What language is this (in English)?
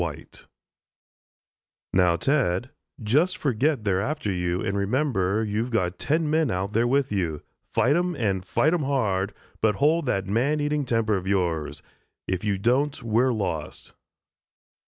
English